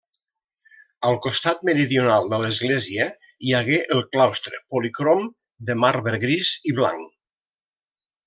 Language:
Catalan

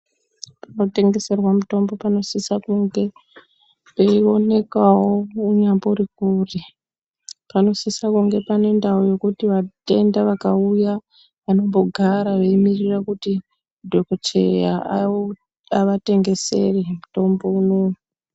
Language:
Ndau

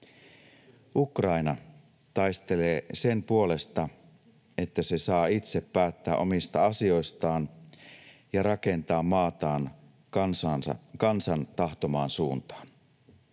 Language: Finnish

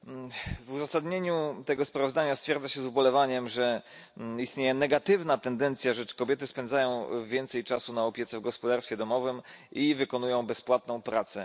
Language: Polish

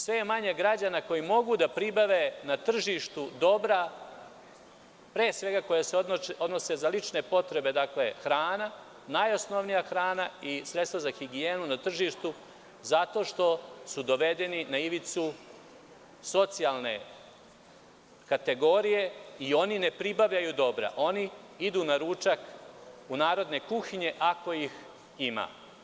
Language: Serbian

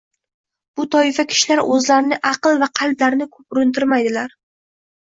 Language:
Uzbek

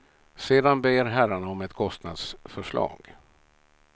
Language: Swedish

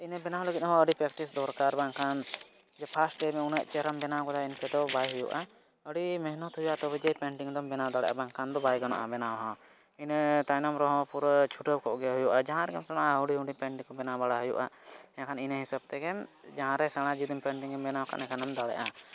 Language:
Santali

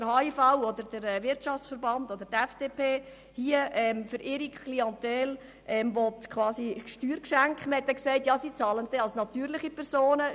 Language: Swiss German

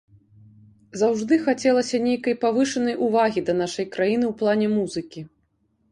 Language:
Belarusian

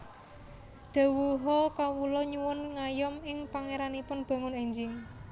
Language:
Javanese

